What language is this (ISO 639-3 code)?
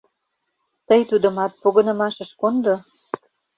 chm